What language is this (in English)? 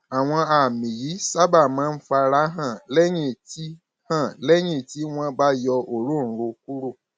Yoruba